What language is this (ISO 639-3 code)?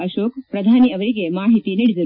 kan